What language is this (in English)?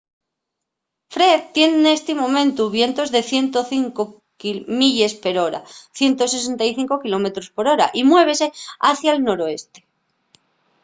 Asturian